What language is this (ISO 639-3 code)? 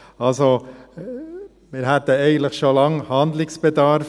gsw